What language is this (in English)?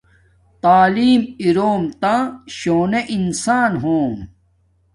Domaaki